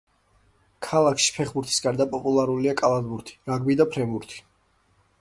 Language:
Georgian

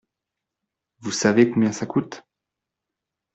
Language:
French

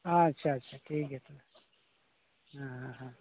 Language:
Santali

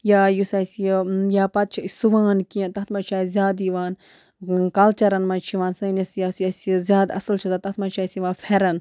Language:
Kashmiri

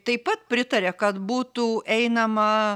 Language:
Lithuanian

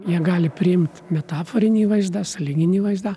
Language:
Lithuanian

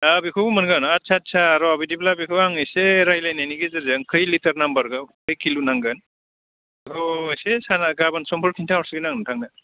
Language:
Bodo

